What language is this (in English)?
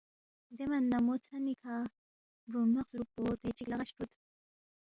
Balti